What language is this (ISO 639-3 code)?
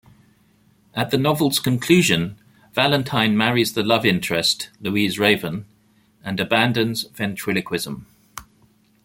eng